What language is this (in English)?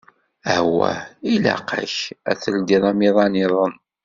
Kabyle